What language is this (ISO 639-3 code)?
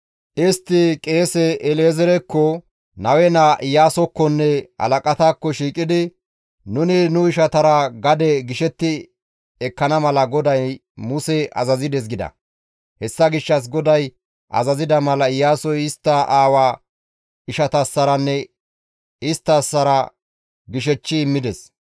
gmv